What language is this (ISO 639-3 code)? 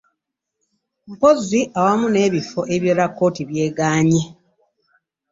lug